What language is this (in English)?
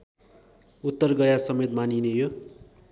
Nepali